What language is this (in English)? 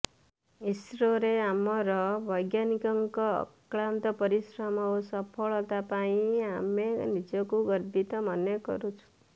Odia